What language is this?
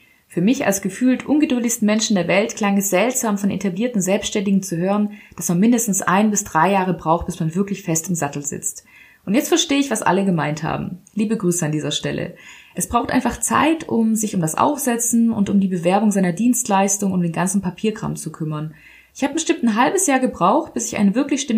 German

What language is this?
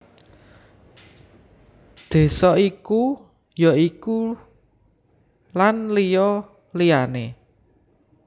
Javanese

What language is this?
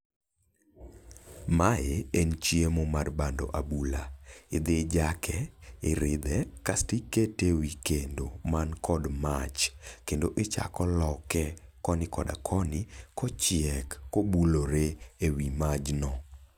Luo (Kenya and Tanzania)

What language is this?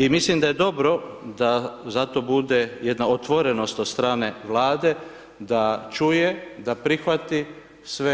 Croatian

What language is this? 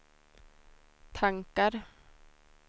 Swedish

